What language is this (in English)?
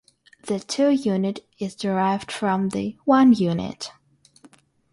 English